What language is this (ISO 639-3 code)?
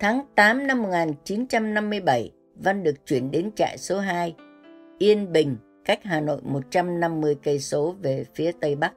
vie